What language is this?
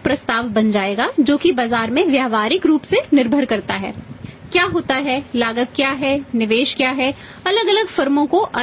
Hindi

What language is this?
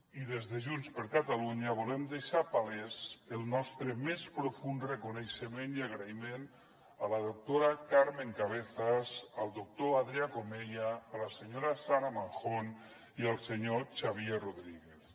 Catalan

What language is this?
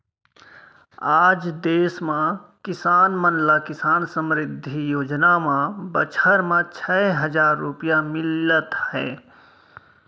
Chhattisgarhi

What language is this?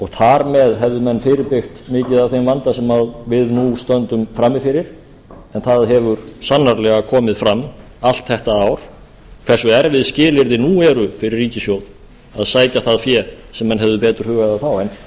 Icelandic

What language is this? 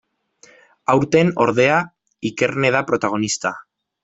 Basque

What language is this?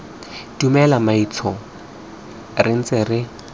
Tswana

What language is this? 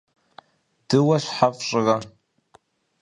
Kabardian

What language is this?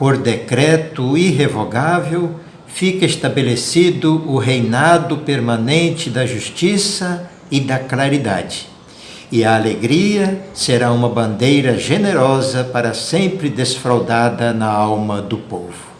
Portuguese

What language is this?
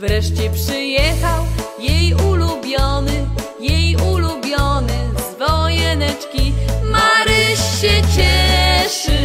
Korean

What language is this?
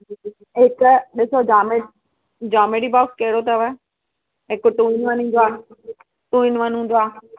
Sindhi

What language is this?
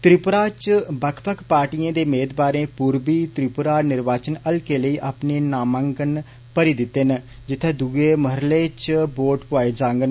Dogri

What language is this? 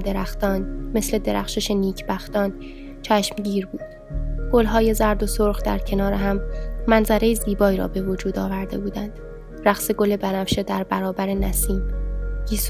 Persian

